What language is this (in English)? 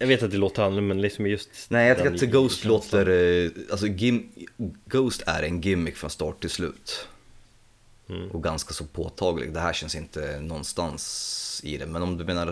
Swedish